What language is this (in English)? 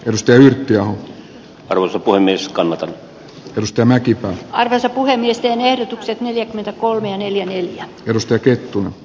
Finnish